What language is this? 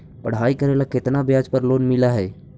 Magahi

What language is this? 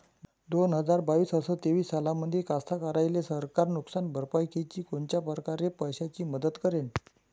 Marathi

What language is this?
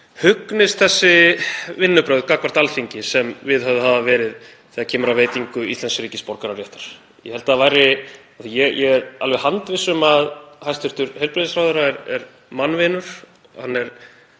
Icelandic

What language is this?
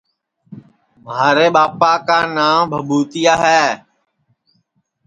Sansi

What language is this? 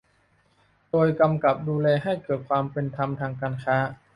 Thai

